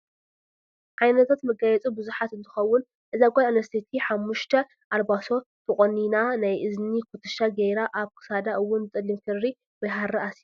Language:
Tigrinya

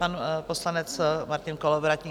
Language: Czech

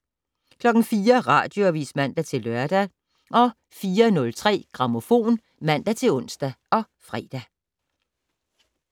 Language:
Danish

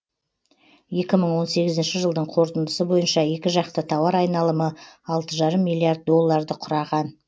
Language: Kazakh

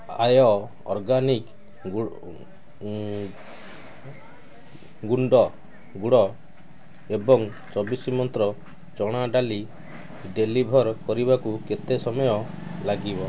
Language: Odia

